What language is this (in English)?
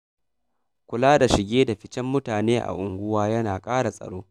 Hausa